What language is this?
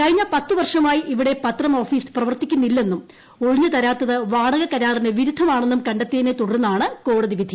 Malayalam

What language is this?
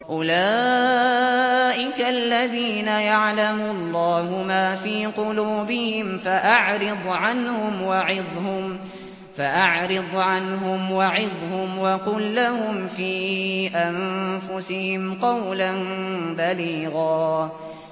Arabic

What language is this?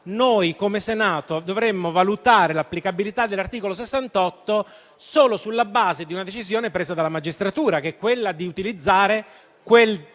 Italian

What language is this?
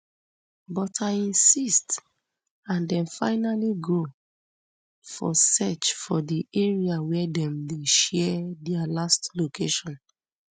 Nigerian Pidgin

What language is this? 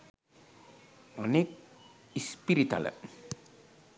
Sinhala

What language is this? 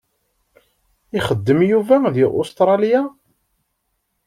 Kabyle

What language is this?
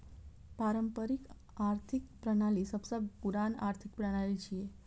Maithili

